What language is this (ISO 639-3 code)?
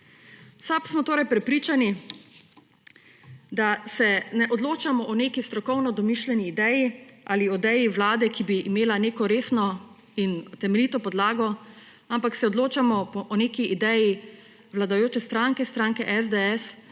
slv